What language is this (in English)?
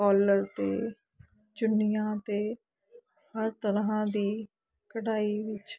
Punjabi